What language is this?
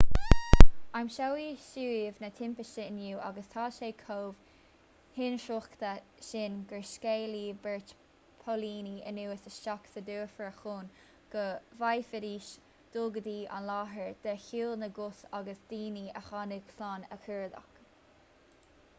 Irish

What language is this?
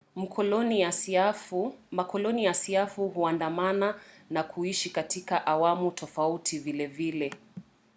Swahili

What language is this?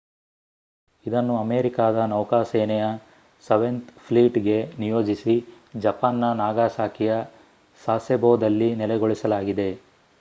Kannada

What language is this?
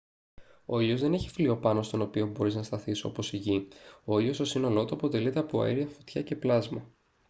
Greek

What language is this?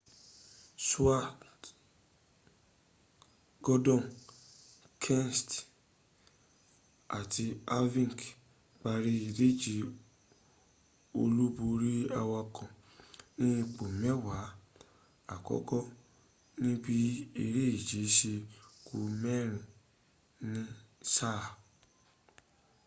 Yoruba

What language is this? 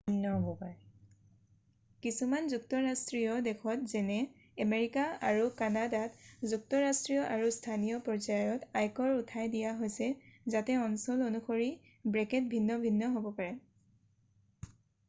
Assamese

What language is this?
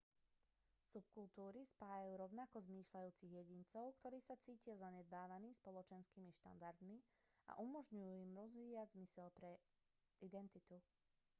Slovak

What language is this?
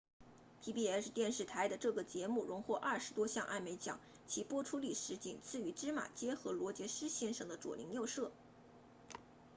Chinese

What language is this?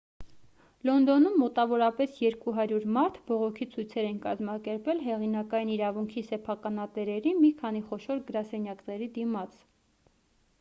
Armenian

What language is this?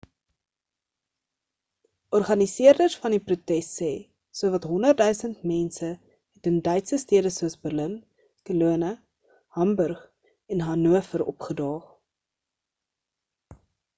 Afrikaans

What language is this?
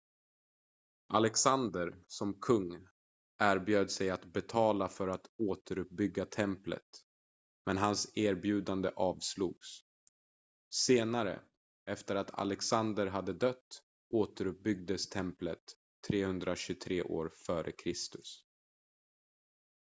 Swedish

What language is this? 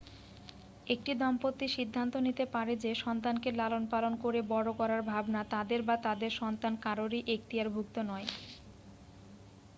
Bangla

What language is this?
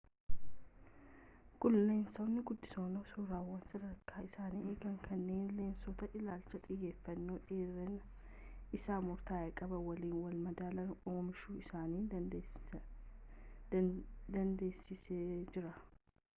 Oromo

